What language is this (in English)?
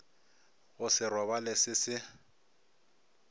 Northern Sotho